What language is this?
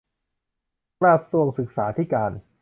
Thai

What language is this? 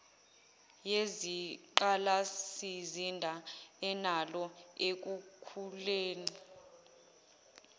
Zulu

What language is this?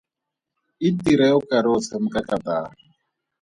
Tswana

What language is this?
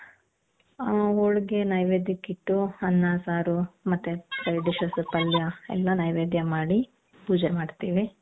Kannada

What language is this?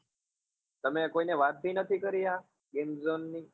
Gujarati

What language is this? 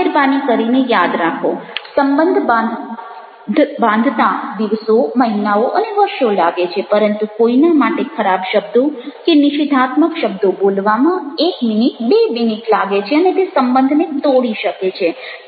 Gujarati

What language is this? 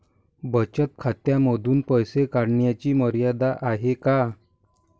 Marathi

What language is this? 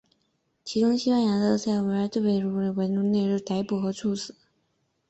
Chinese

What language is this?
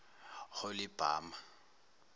Zulu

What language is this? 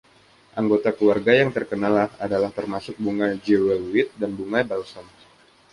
Indonesian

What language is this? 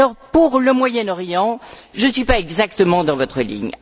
French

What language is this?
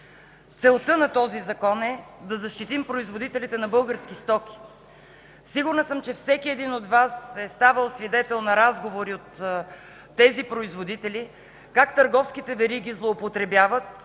Bulgarian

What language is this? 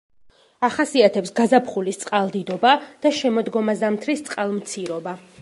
Georgian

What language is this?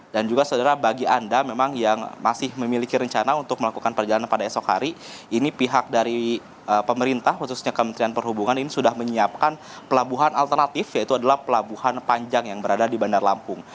Indonesian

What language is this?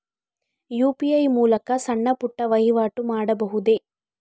Kannada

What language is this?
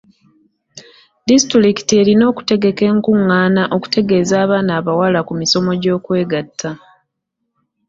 Ganda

